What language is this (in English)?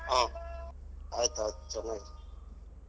Kannada